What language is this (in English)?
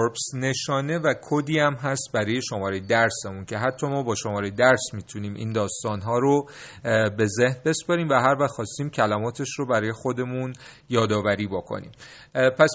Persian